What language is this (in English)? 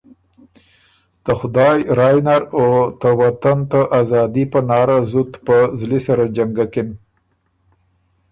Ormuri